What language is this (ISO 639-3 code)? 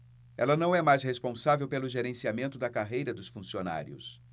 por